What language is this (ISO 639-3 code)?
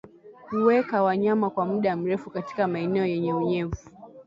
swa